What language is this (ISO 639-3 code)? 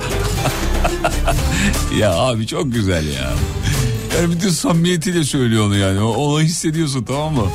tur